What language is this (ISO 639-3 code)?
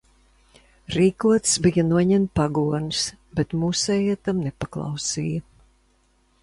lav